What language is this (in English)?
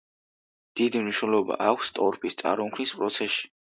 Georgian